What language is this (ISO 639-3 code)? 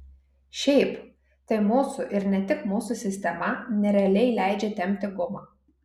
lit